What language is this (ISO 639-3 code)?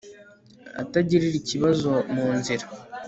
kin